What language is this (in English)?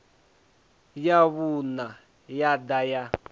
Venda